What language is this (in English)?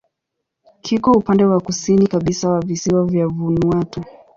Swahili